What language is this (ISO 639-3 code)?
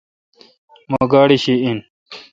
xka